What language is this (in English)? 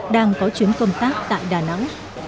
Vietnamese